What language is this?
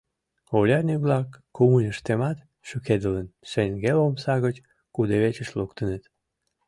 Mari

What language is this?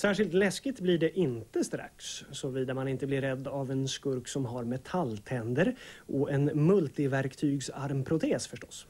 Swedish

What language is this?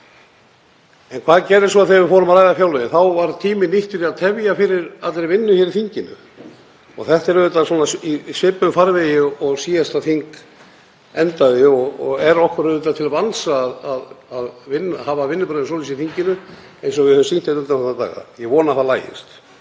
Icelandic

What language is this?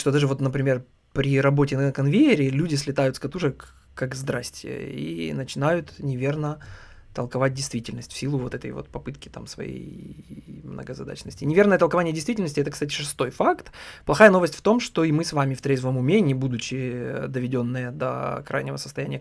Russian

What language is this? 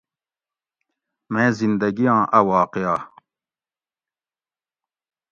Gawri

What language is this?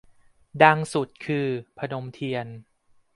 Thai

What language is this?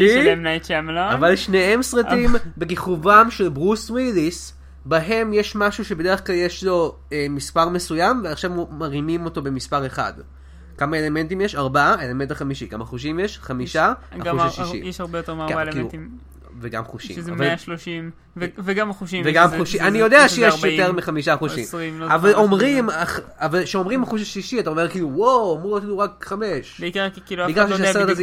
Hebrew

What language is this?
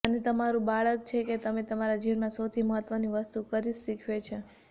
Gujarati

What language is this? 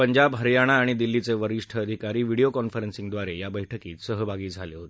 Marathi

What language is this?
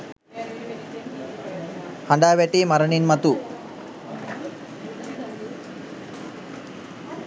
Sinhala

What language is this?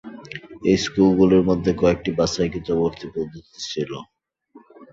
Bangla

